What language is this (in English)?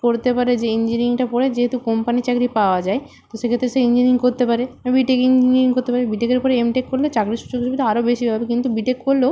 Bangla